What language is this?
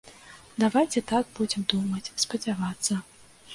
Belarusian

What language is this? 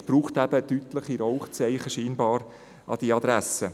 Swiss German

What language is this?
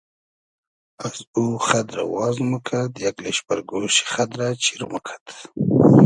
Hazaragi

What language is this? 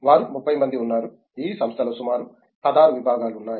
Telugu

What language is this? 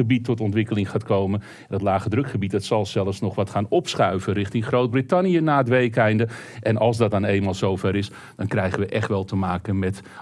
Dutch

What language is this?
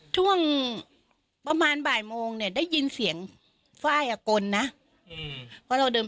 Thai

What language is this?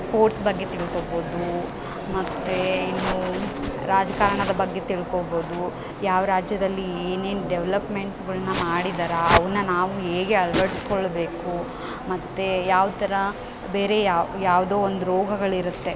Kannada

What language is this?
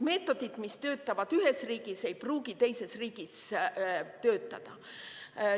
Estonian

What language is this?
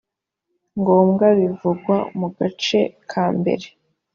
Kinyarwanda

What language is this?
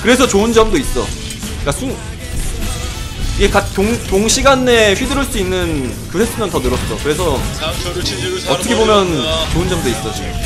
Korean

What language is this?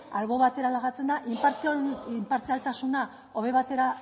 Basque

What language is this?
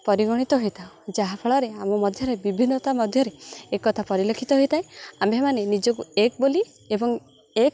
Odia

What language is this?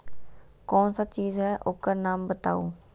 Magahi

